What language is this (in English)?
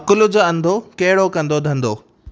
Sindhi